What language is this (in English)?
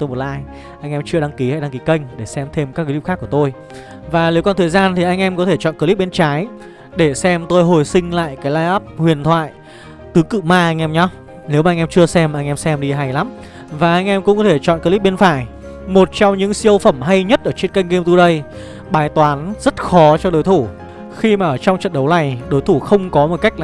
Vietnamese